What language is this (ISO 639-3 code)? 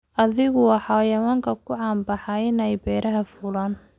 som